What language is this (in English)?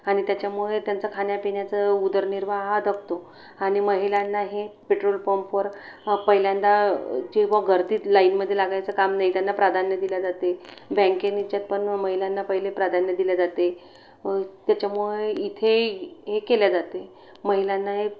Marathi